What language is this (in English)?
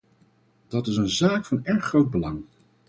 Dutch